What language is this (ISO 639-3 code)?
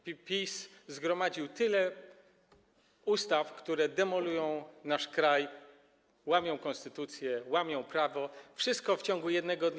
pol